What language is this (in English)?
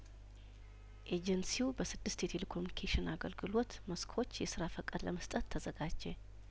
Amharic